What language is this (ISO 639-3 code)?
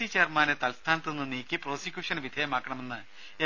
mal